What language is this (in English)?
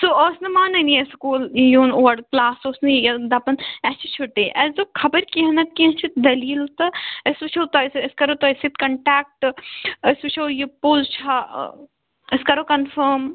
Kashmiri